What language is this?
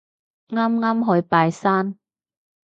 Cantonese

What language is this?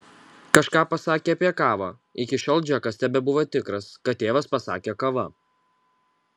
Lithuanian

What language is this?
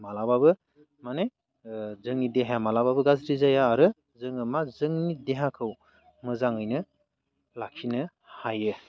Bodo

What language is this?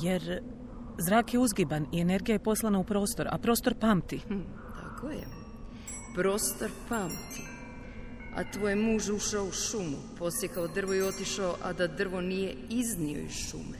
Croatian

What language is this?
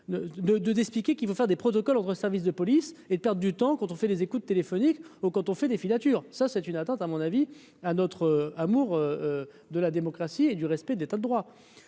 French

